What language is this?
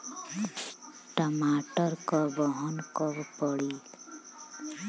Bhojpuri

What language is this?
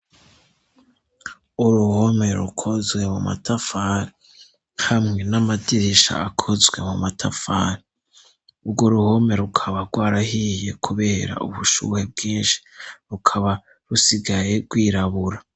Rundi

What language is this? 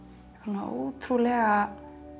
Icelandic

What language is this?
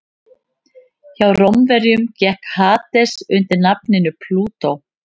Icelandic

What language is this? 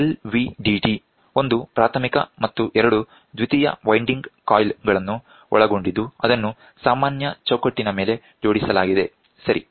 Kannada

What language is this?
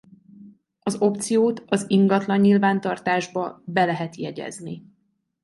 Hungarian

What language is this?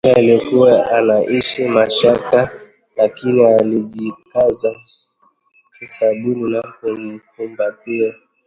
Swahili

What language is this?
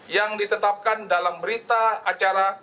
Indonesian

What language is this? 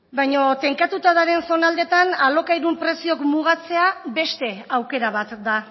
Basque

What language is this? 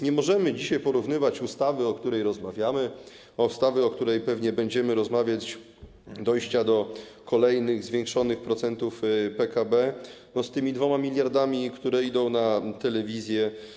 Polish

